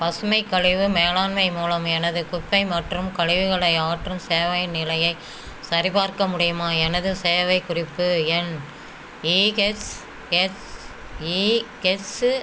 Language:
Tamil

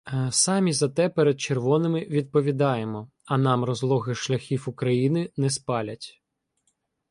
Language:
Ukrainian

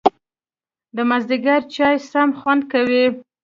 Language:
Pashto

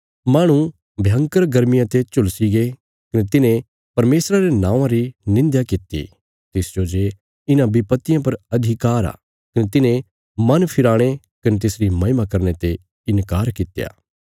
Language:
Bilaspuri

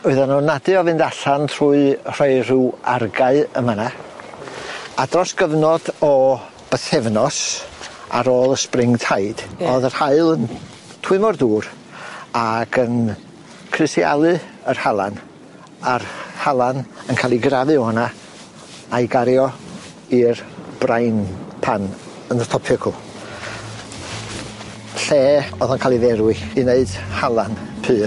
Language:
Welsh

